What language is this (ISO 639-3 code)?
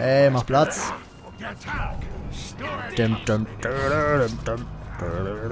deu